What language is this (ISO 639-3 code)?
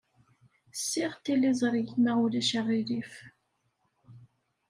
kab